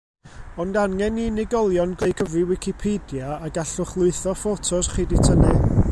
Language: Welsh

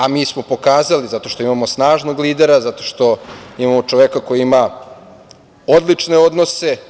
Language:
Serbian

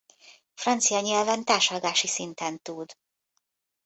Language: Hungarian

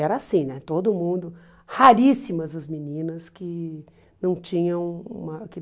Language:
Portuguese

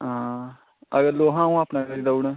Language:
Dogri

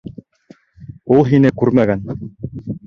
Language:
Bashkir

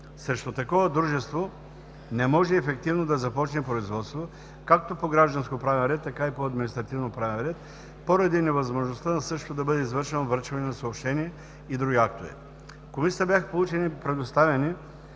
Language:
Bulgarian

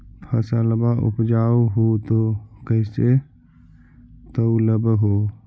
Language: Magahi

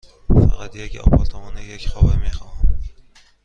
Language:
Persian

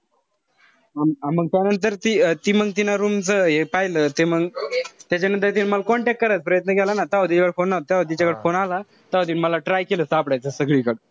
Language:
Marathi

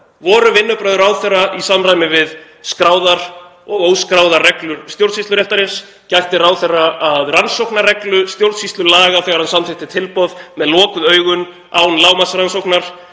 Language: Icelandic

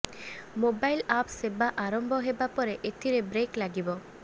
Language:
Odia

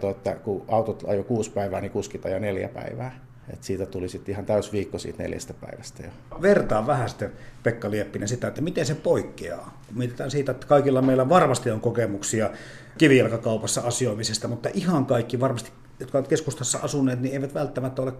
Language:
Finnish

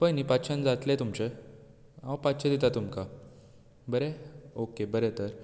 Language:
Konkani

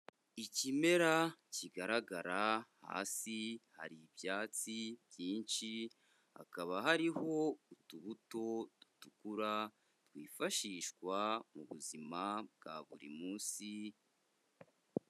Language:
Kinyarwanda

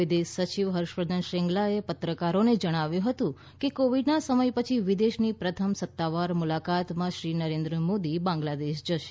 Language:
Gujarati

